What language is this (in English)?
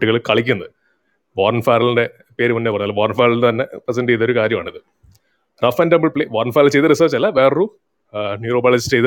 Malayalam